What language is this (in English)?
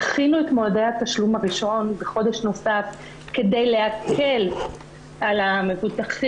Hebrew